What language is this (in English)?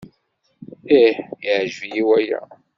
Kabyle